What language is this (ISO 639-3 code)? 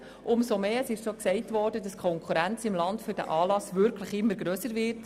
gsw